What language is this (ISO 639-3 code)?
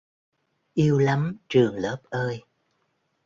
vie